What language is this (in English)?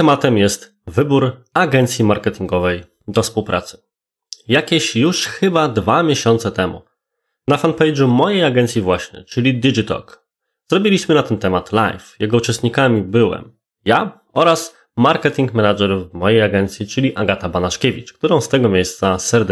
Polish